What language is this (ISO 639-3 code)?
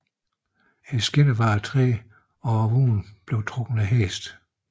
dan